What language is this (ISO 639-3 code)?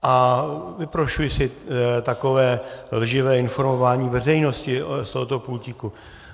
ces